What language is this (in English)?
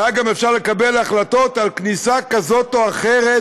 Hebrew